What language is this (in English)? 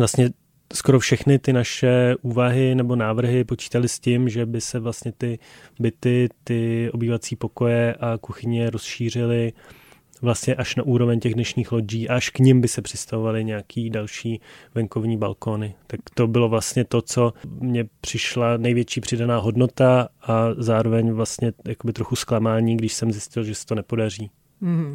Czech